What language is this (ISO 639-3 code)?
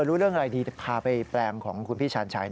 tha